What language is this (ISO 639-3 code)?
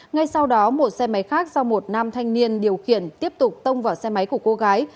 vie